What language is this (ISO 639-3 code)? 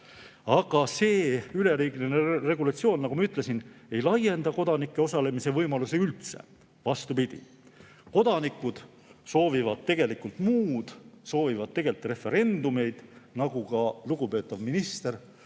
est